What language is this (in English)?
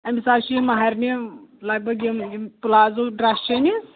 Kashmiri